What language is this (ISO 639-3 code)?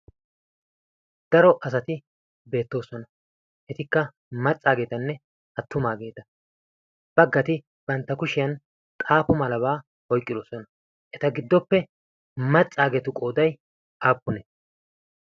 wal